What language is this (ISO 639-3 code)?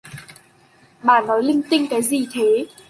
vie